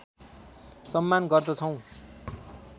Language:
Nepali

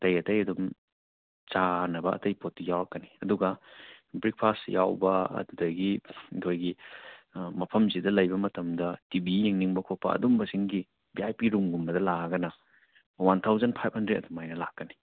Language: Manipuri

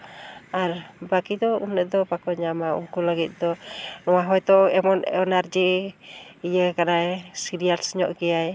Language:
Santali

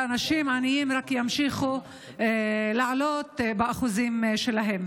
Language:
Hebrew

